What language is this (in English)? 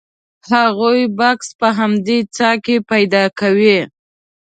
Pashto